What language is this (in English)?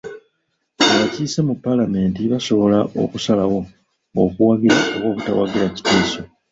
Ganda